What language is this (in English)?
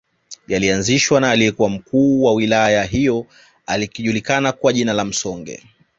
Swahili